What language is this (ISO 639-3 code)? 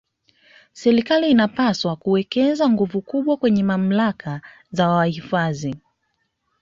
swa